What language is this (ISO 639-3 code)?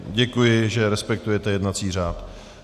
ces